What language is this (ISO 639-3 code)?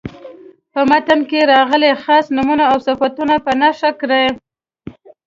pus